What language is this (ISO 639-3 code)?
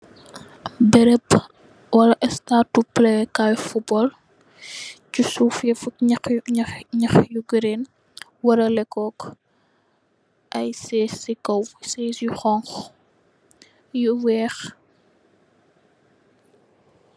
wol